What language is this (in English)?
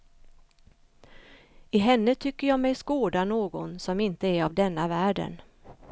Swedish